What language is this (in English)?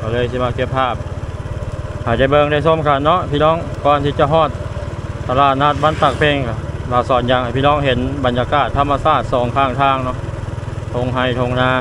Thai